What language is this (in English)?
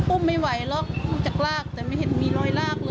Thai